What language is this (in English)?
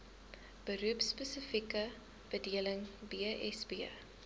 Afrikaans